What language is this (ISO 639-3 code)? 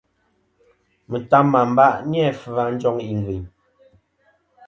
bkm